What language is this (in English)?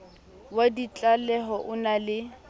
Southern Sotho